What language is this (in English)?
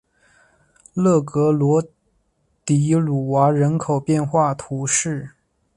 Chinese